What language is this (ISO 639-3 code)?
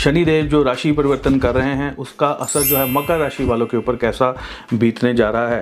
hin